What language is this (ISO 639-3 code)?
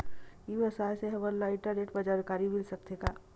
hne